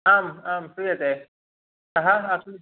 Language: Sanskrit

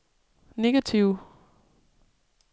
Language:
Danish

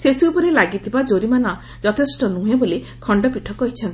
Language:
Odia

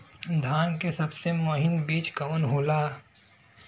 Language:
Bhojpuri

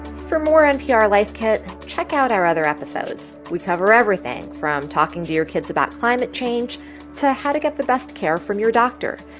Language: English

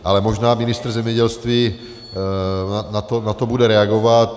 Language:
Czech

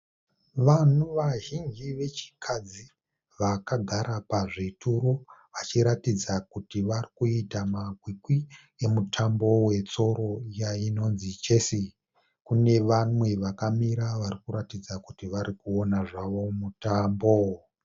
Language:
Shona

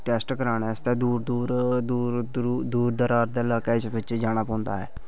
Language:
Dogri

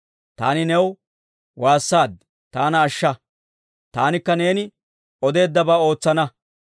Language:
Dawro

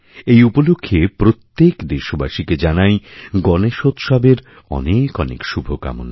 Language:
Bangla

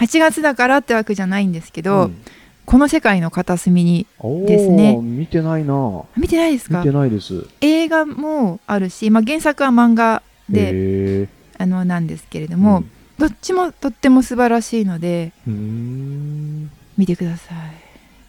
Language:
Japanese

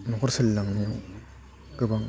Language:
Bodo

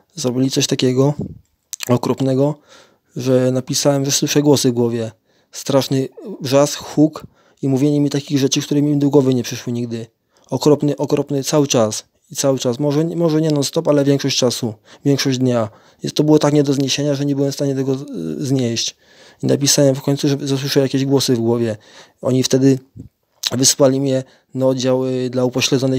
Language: Polish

